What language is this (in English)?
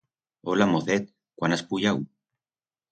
Aragonese